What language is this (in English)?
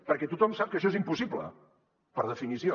Catalan